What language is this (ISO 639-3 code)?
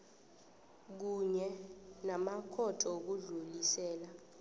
nbl